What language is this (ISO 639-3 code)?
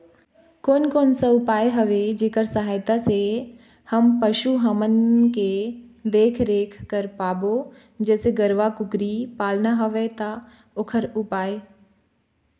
hne